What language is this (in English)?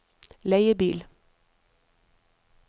Norwegian